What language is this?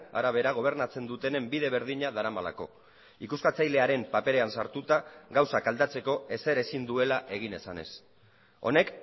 Basque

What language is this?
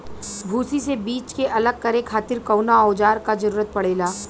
Bhojpuri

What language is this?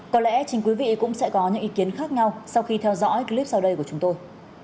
Vietnamese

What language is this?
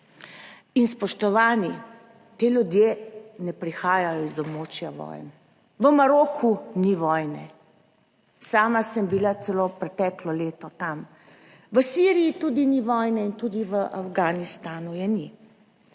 Slovenian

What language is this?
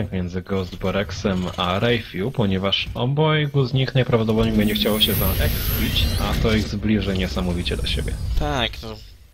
Polish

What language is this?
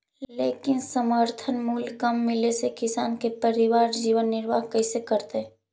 Magahi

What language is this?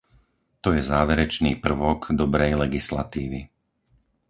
Slovak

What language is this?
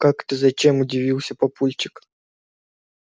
Russian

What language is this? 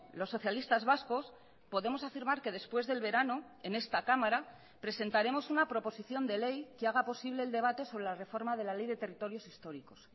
Spanish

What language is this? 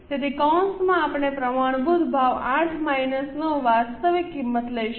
Gujarati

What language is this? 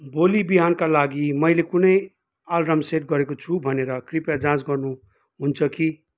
Nepali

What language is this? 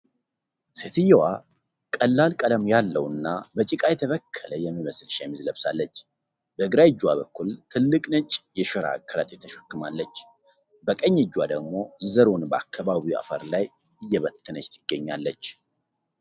Amharic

